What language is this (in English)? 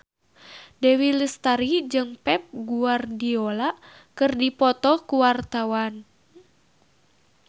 Sundanese